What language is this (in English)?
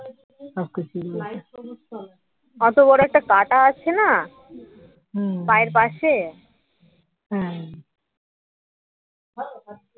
Bangla